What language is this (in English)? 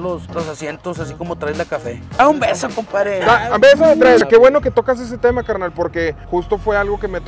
Spanish